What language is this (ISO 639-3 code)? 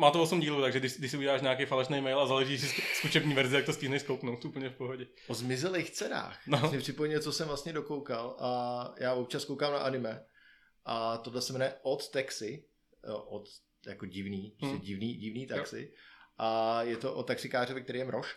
ces